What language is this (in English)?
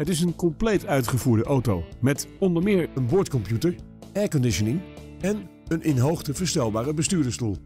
Dutch